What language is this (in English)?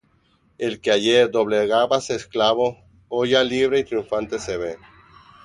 Spanish